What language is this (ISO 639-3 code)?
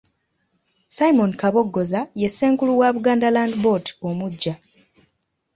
lug